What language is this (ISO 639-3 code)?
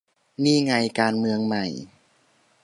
tha